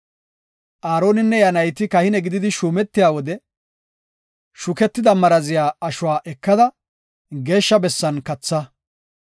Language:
Gofa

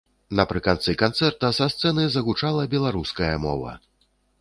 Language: Belarusian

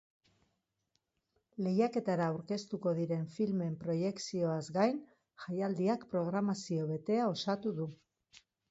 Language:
Basque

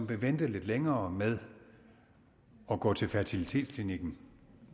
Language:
Danish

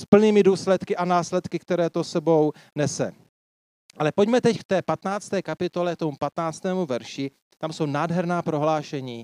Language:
Czech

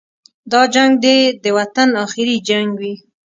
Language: Pashto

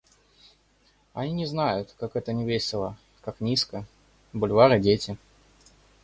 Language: Russian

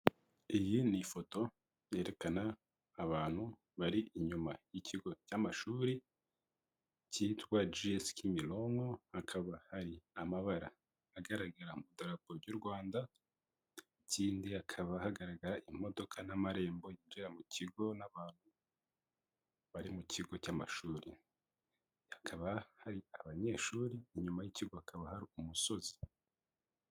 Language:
Kinyarwanda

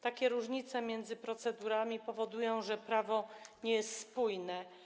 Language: Polish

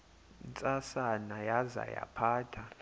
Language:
Xhosa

